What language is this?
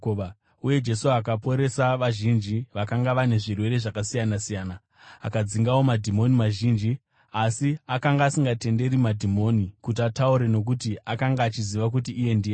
Shona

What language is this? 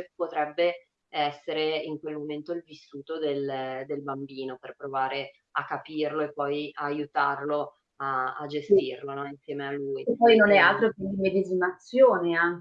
Italian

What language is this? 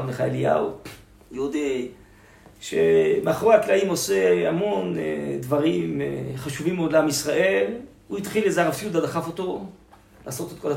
Hebrew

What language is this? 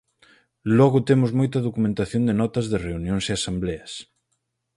Galician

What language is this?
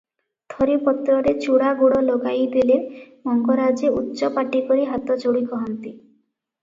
Odia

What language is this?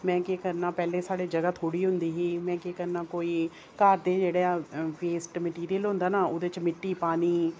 Dogri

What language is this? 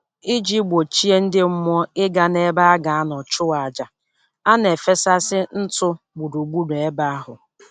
Igbo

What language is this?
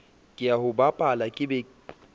Southern Sotho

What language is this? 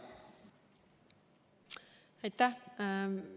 Estonian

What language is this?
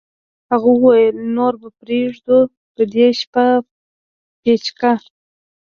Pashto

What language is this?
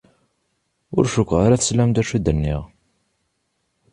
Kabyle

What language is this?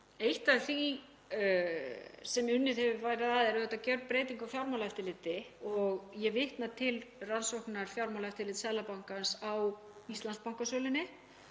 Icelandic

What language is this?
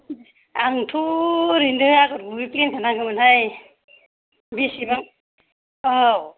Bodo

